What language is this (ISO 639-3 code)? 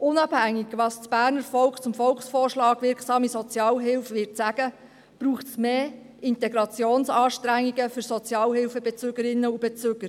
gsw